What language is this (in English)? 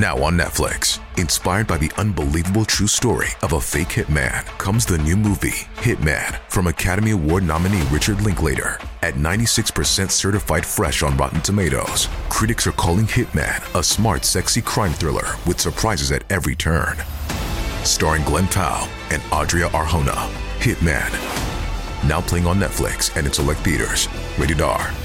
Thai